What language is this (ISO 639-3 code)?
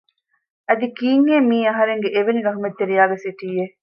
div